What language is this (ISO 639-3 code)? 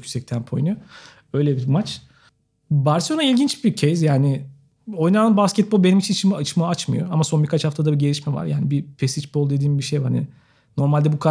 tur